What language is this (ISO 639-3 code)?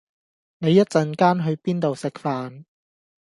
yue